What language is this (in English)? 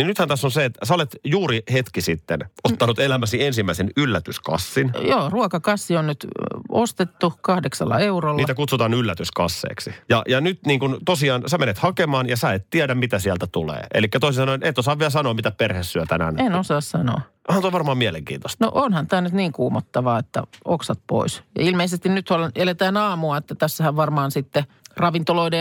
Finnish